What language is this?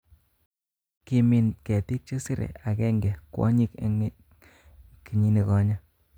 Kalenjin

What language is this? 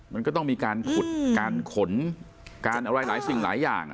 Thai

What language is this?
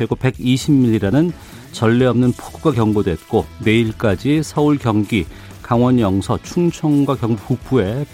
Korean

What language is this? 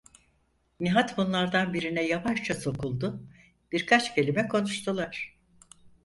Turkish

